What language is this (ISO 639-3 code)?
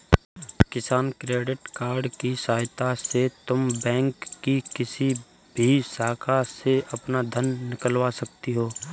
hin